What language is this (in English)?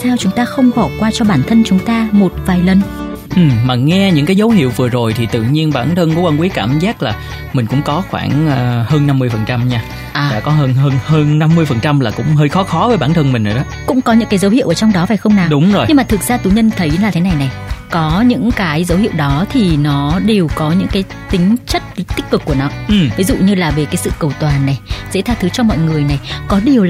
Vietnamese